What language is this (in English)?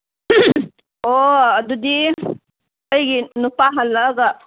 Manipuri